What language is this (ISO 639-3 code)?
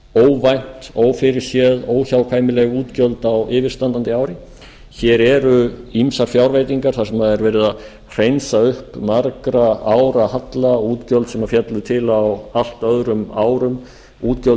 isl